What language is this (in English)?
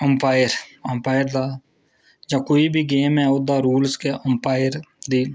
Dogri